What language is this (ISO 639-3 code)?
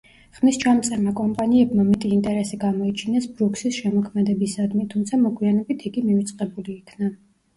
kat